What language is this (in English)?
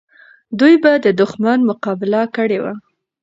Pashto